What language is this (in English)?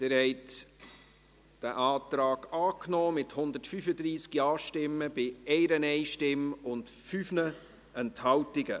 Swiss German